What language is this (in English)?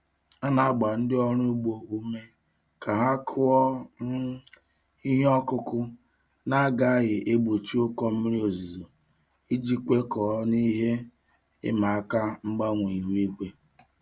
Igbo